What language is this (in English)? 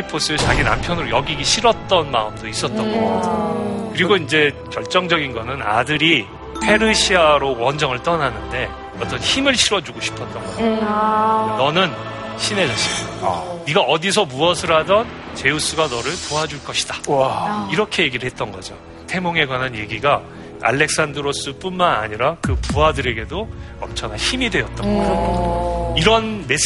Korean